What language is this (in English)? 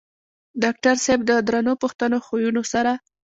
Pashto